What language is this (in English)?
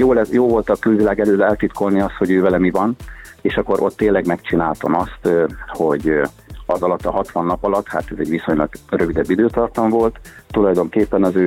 Hungarian